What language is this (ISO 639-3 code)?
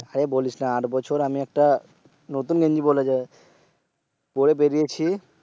ben